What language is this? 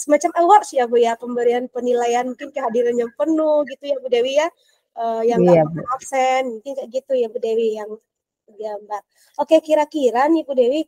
Indonesian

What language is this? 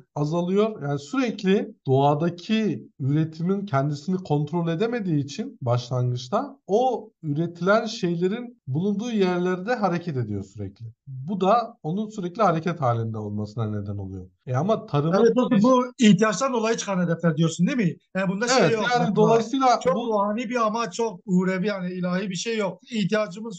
Turkish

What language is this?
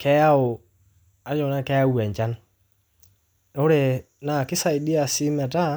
Masai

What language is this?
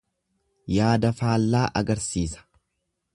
Oromo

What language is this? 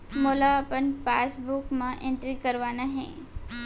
Chhattisgarhi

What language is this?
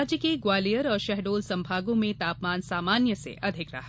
Hindi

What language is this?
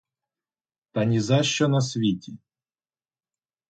Ukrainian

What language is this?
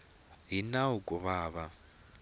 Tsonga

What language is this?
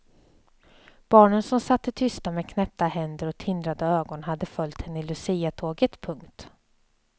Swedish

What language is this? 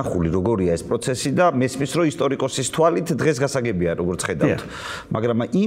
Romanian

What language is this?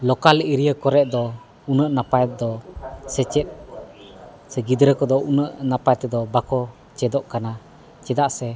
Santali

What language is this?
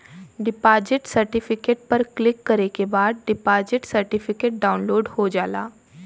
Bhojpuri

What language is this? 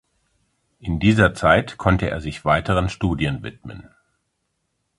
German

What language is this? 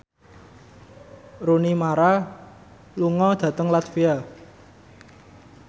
Javanese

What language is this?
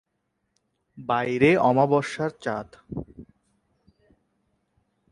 Bangla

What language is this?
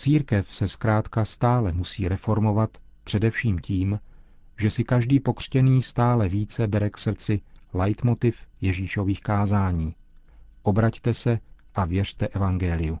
Czech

